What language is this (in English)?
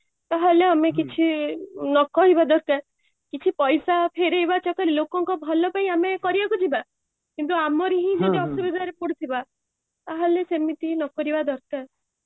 Odia